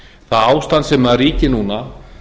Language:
Icelandic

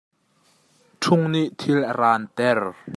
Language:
Hakha Chin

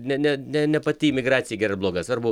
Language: Lithuanian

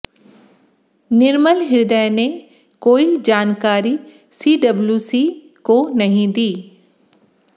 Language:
Hindi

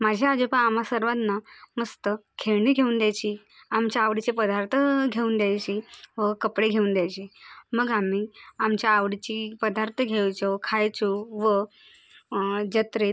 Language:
Marathi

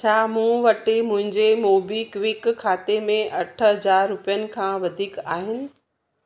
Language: Sindhi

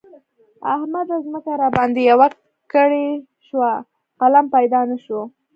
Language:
Pashto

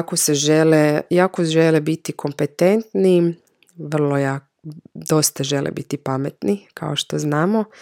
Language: Croatian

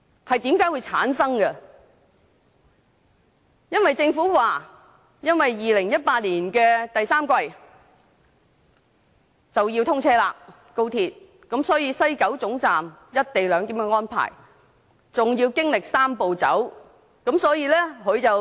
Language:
Cantonese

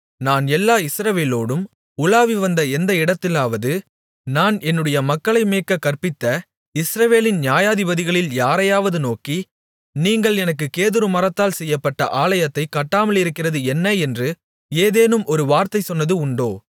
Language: Tamil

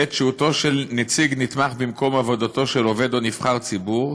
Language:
Hebrew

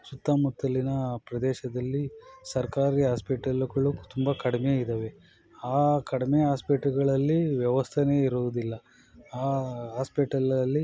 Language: Kannada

